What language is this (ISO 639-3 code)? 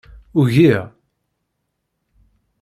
kab